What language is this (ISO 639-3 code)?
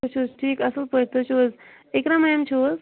kas